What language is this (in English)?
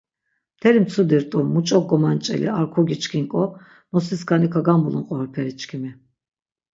Laz